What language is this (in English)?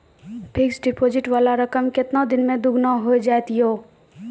Maithili